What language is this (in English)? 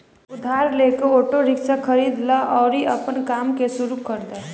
Bhojpuri